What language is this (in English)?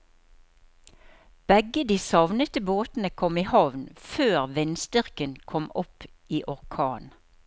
Norwegian